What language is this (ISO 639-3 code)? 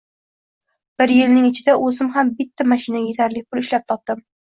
uzb